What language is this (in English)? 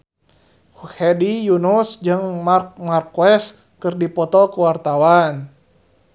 Sundanese